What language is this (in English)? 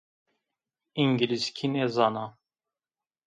Zaza